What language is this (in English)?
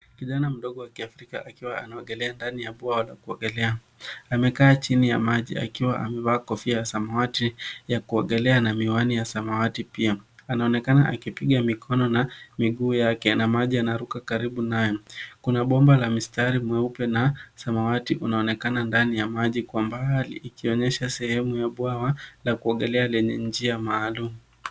Swahili